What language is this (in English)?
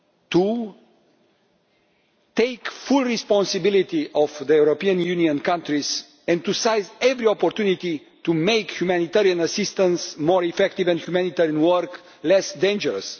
English